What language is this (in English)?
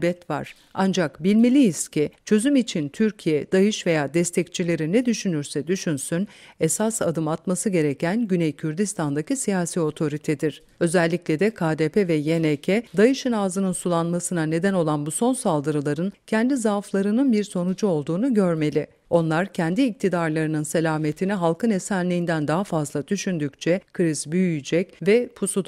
Turkish